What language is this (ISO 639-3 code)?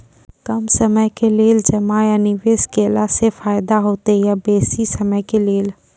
mai